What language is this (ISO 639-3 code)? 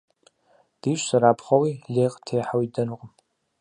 kbd